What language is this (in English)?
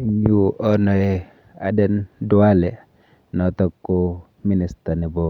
Kalenjin